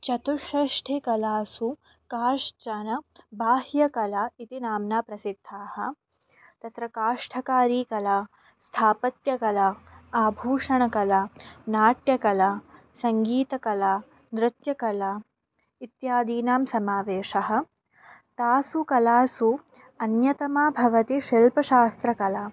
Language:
Sanskrit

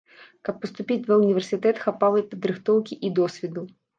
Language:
Belarusian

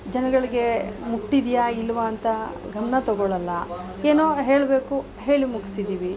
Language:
Kannada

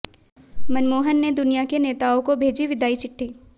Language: Hindi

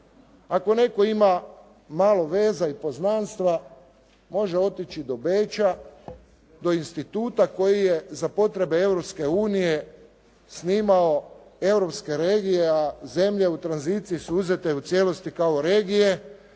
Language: Croatian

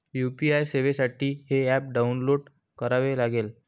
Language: Marathi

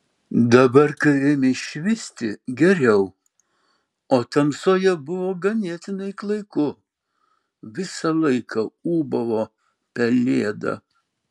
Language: Lithuanian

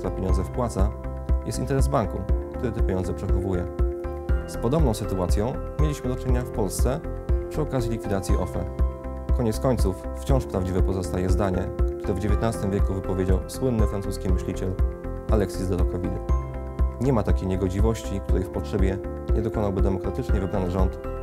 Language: Polish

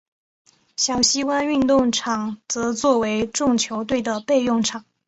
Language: Chinese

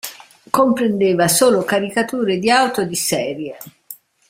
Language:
Italian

